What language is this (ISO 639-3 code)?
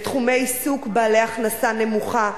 heb